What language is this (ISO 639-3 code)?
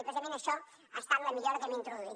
cat